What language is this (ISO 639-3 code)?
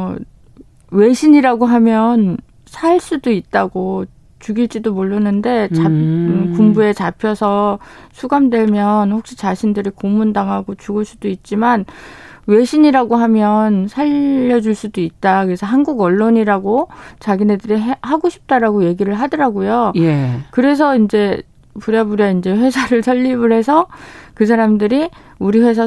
kor